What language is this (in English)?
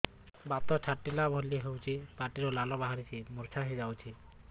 Odia